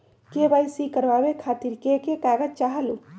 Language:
Magahi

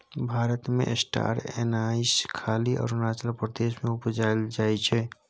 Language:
Maithili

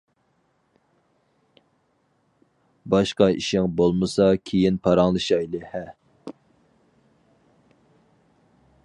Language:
Uyghur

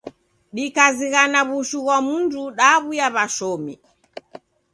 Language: Taita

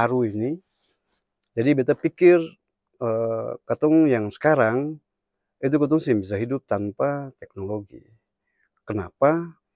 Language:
Ambonese Malay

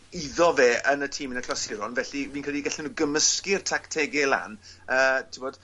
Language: Welsh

